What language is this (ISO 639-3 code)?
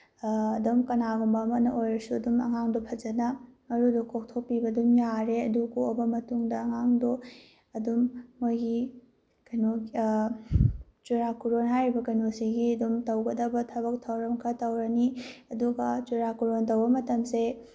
mni